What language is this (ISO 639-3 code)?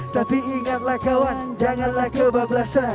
ind